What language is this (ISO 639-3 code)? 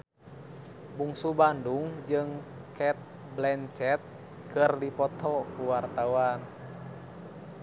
sun